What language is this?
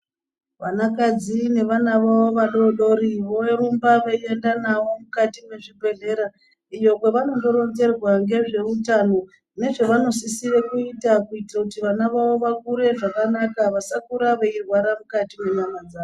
Ndau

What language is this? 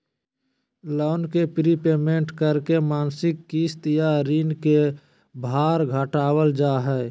Magahi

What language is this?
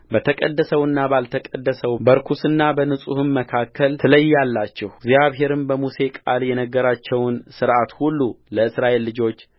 Amharic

